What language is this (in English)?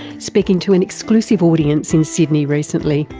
English